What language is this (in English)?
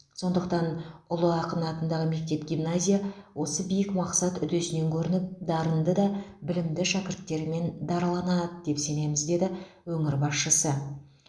Kazakh